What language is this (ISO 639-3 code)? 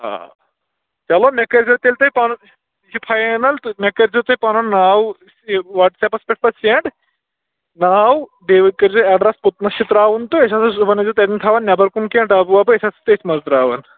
kas